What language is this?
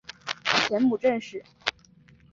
Chinese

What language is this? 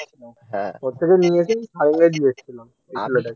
Bangla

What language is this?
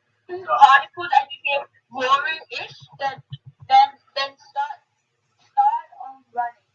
English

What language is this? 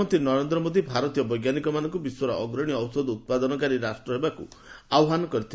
Odia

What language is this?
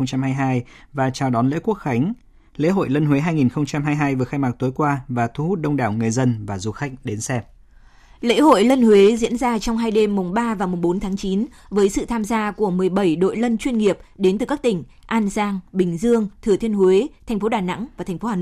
Vietnamese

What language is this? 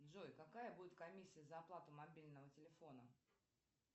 Russian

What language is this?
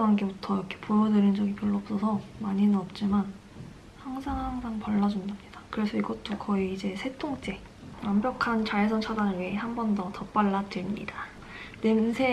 Korean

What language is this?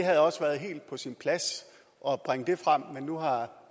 Danish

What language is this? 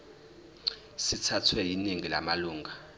Zulu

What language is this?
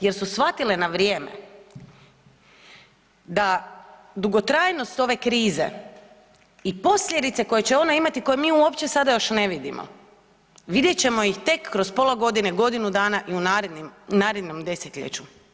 Croatian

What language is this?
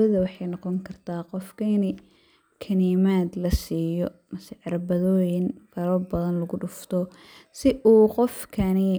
Somali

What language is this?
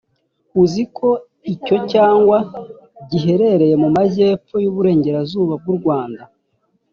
Kinyarwanda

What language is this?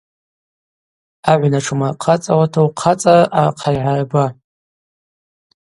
Abaza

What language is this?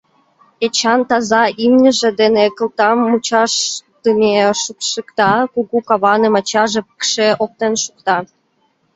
Mari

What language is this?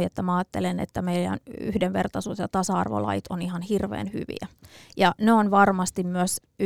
Finnish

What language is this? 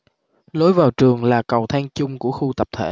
Vietnamese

